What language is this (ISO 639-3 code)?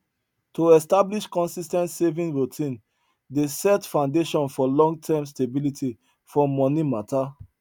pcm